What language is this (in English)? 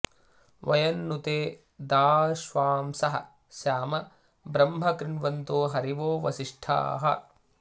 Sanskrit